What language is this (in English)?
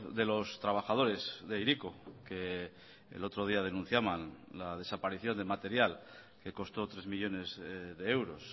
Spanish